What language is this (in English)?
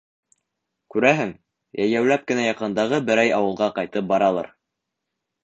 Bashkir